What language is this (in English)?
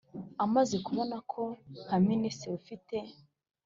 Kinyarwanda